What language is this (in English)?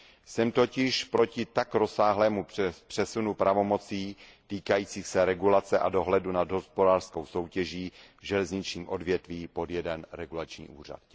Czech